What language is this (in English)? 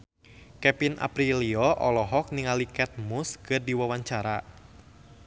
Sundanese